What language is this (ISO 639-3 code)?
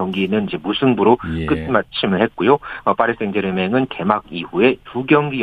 kor